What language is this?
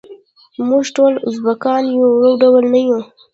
Pashto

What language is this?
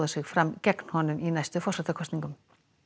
Icelandic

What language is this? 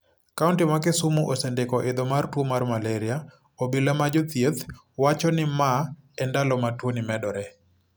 Luo (Kenya and Tanzania)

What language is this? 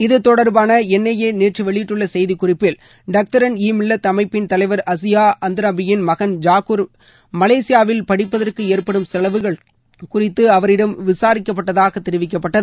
Tamil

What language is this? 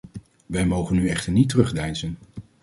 Dutch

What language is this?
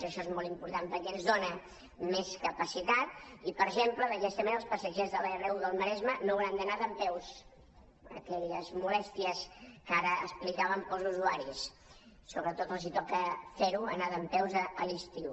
Catalan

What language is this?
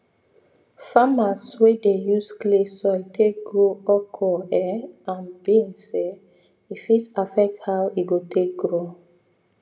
Nigerian Pidgin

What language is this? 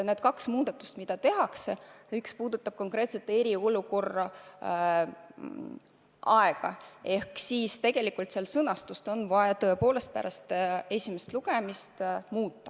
Estonian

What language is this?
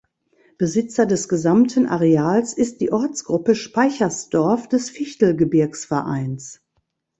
German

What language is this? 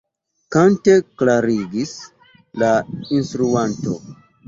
Esperanto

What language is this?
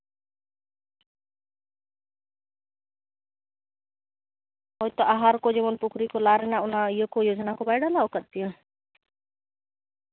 Santali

